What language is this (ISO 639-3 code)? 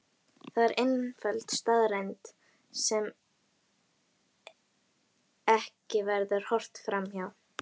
isl